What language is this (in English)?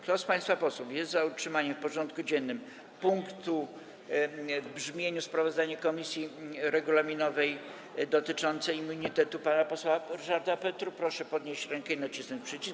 Polish